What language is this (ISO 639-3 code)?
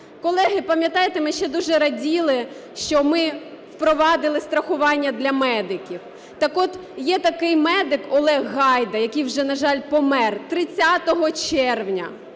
ukr